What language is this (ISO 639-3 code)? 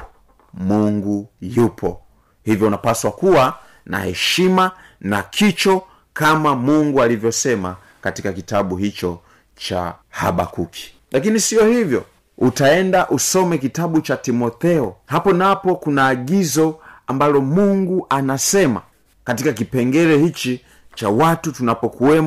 swa